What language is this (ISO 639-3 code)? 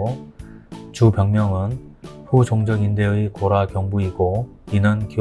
kor